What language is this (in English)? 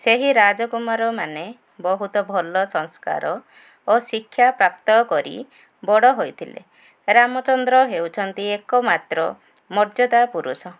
Odia